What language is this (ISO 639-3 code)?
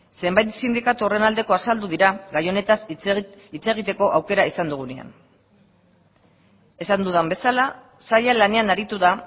eus